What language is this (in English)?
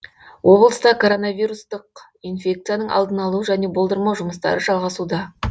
Kazakh